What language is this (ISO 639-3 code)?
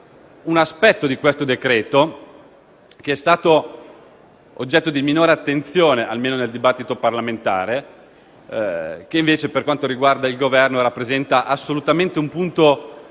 ita